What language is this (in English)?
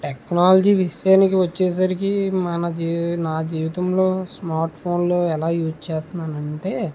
Telugu